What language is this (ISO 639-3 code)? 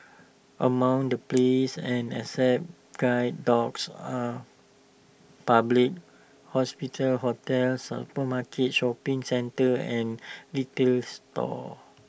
eng